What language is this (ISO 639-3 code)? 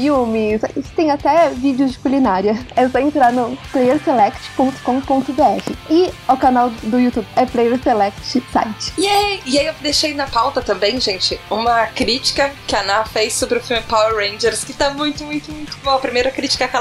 por